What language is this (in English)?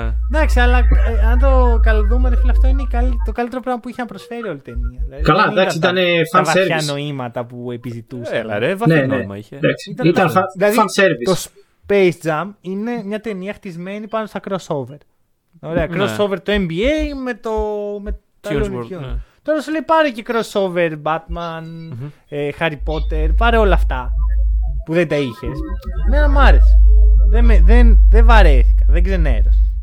Greek